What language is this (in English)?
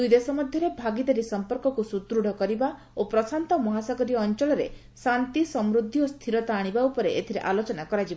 Odia